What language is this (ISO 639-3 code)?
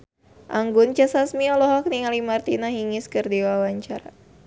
sun